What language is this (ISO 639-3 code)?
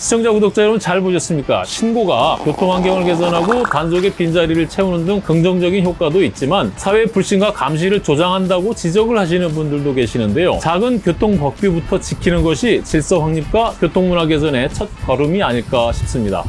kor